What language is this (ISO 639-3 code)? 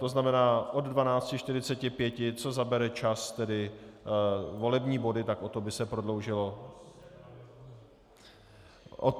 ces